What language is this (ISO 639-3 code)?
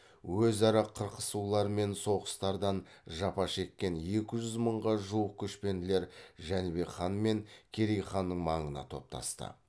kaz